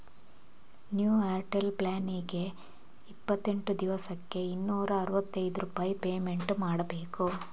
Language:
Kannada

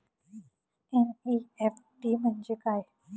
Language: Marathi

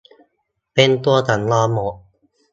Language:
Thai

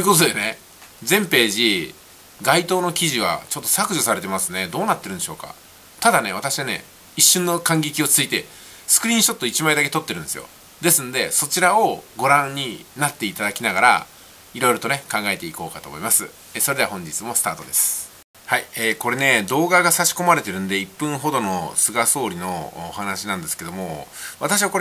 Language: Japanese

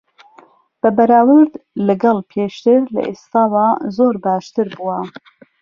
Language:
Central Kurdish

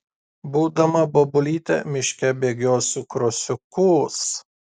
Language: Lithuanian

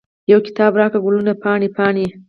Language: Pashto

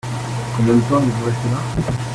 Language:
French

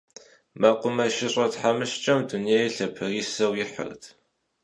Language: Kabardian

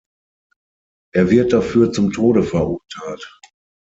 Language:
German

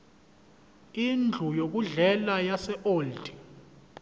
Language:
Zulu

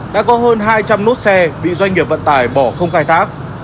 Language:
Vietnamese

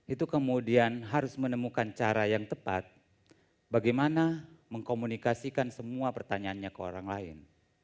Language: Indonesian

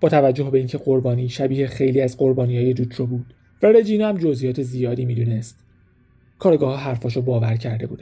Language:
Persian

